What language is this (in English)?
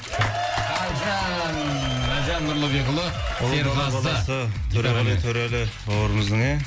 Kazakh